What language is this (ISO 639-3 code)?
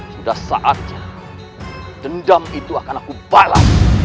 ind